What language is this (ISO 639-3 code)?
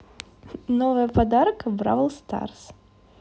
rus